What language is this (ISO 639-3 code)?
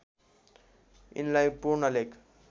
nep